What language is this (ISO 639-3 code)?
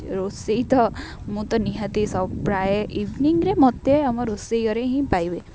ori